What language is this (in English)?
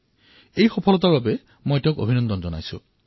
Assamese